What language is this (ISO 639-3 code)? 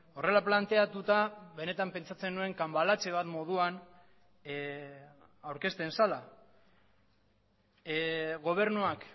eus